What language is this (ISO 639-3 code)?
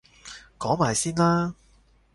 yue